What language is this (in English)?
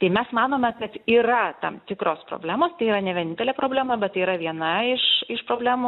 Lithuanian